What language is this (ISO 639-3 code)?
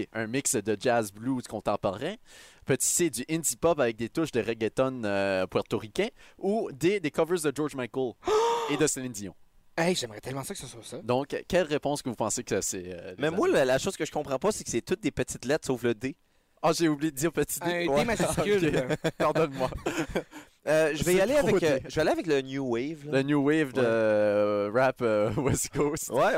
fra